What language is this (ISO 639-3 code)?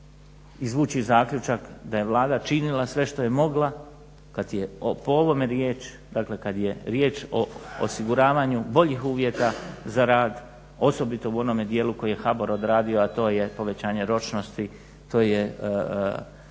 hrv